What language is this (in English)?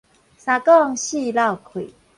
Min Nan Chinese